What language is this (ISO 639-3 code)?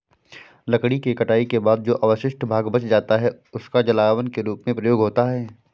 hin